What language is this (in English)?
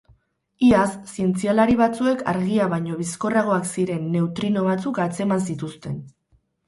Basque